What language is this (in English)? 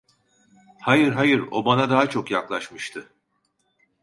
Turkish